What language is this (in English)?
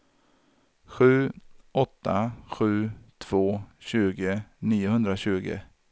Swedish